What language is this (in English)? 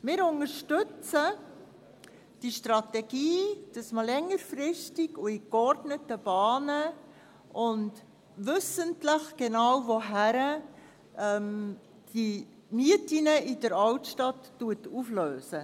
Swiss German